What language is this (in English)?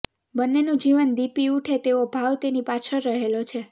Gujarati